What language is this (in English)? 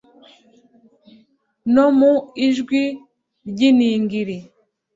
Kinyarwanda